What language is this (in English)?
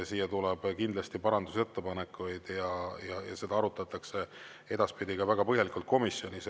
Estonian